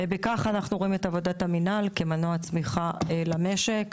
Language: Hebrew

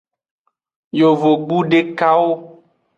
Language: Aja (Benin)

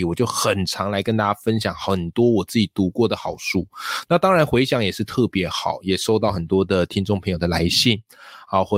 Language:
Chinese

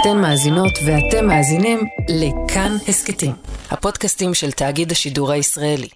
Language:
Hebrew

